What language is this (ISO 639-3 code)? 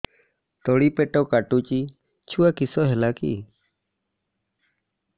ori